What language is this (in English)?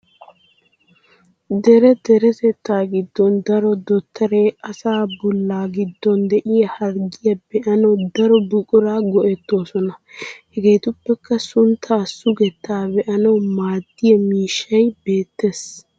Wolaytta